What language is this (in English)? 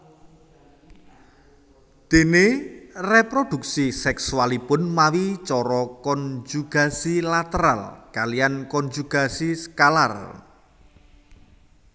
Javanese